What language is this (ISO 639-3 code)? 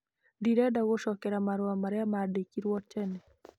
kik